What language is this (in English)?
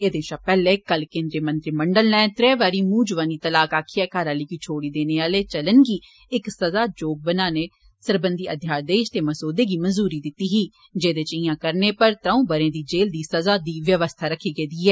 Dogri